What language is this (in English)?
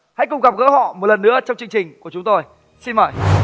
Vietnamese